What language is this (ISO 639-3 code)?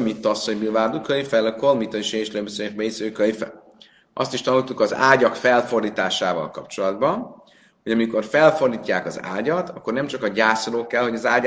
hun